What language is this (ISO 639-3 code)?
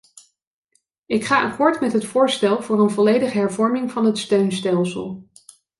nld